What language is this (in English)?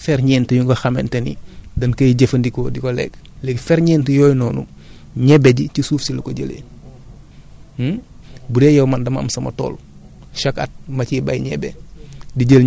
Wolof